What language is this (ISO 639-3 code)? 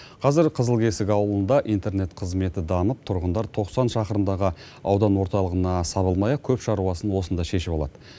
kaz